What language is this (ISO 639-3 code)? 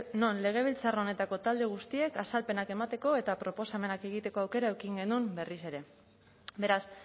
eus